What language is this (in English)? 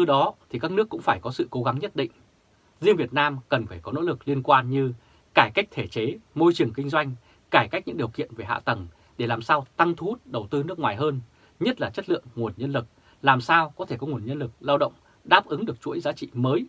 Vietnamese